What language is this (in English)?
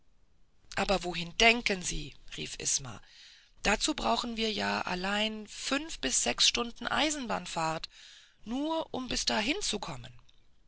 German